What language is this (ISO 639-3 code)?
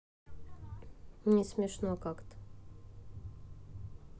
rus